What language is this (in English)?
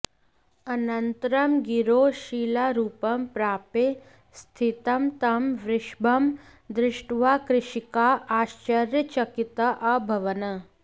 Sanskrit